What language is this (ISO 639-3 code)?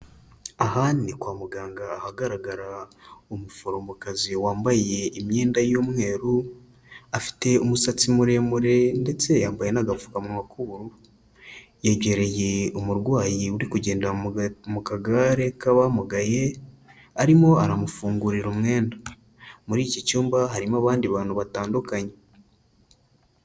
kin